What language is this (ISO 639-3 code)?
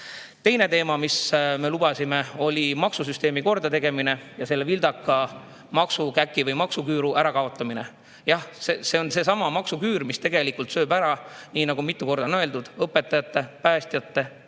est